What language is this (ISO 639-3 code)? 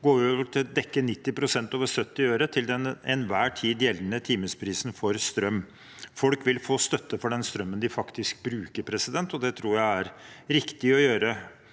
nor